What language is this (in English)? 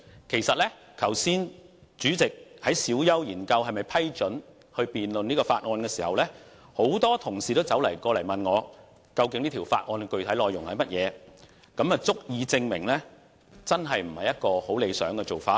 Cantonese